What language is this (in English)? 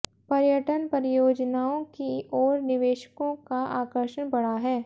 Hindi